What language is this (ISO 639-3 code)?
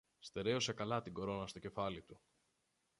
ell